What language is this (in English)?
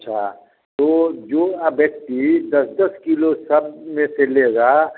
Hindi